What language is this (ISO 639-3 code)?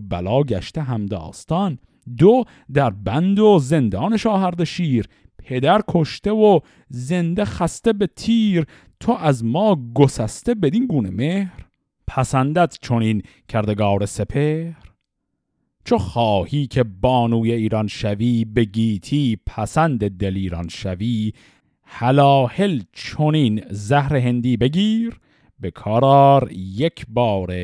fas